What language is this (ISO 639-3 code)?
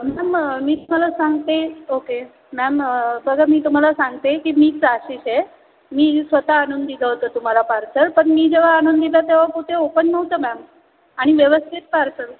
mar